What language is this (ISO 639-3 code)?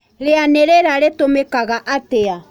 kik